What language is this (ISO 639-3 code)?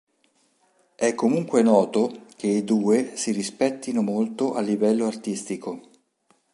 ita